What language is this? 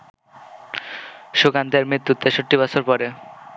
Bangla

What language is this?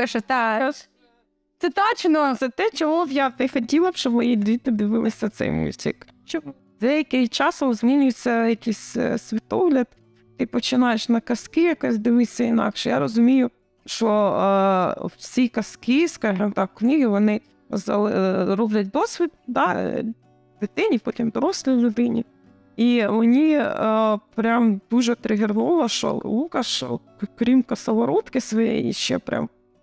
Ukrainian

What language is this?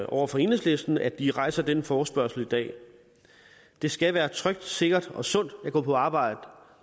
Danish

